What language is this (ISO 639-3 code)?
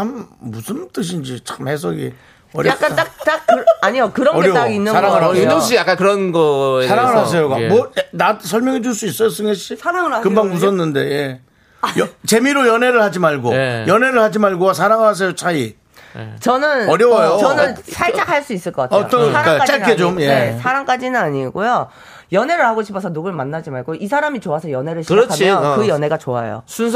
kor